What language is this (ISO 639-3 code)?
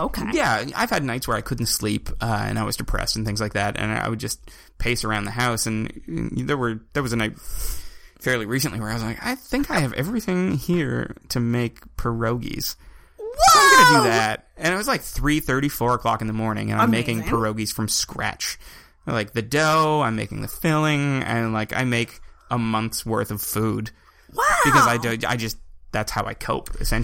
eng